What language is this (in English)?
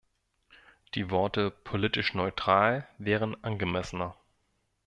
German